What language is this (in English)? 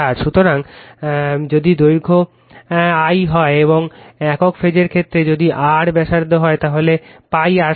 Bangla